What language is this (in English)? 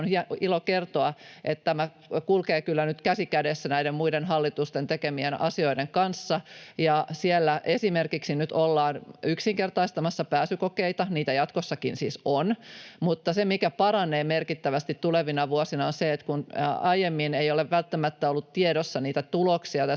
Finnish